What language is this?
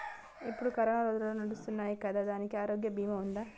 Telugu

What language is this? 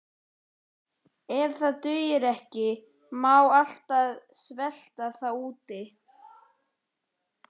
Icelandic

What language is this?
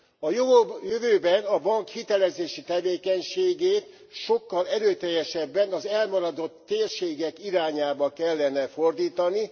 Hungarian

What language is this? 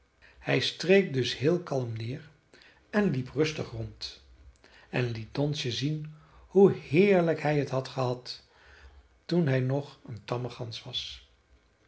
Dutch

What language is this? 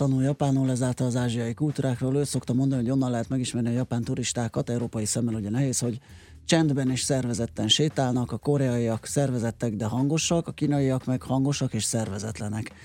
Hungarian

